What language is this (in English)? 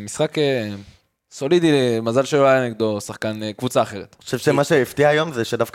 Hebrew